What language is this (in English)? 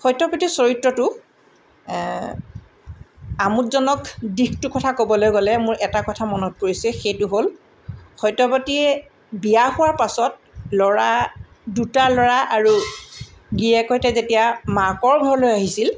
Assamese